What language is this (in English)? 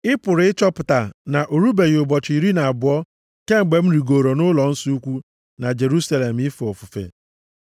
Igbo